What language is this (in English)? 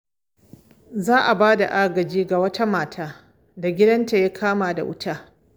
Hausa